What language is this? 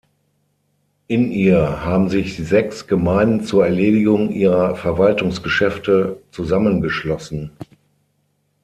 German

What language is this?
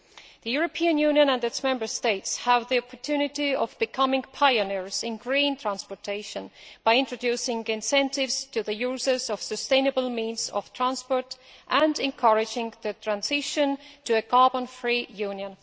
English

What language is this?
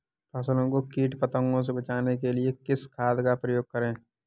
Hindi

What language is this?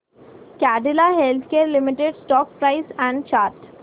Marathi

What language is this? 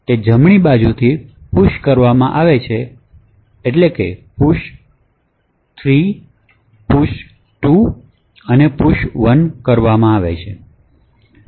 Gujarati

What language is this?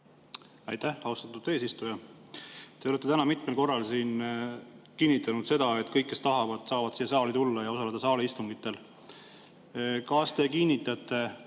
Estonian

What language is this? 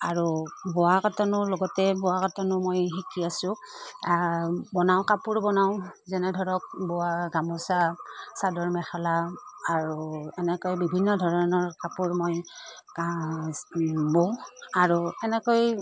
Assamese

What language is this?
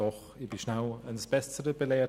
Swiss German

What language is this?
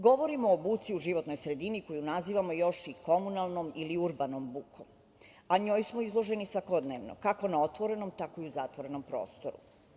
Serbian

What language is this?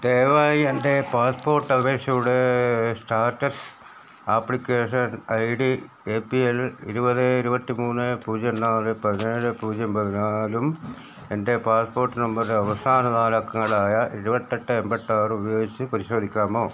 Malayalam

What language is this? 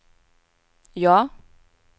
Swedish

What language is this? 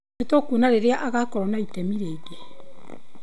Kikuyu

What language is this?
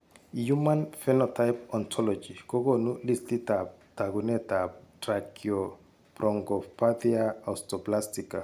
Kalenjin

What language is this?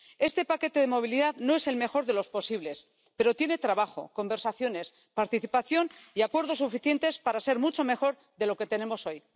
Spanish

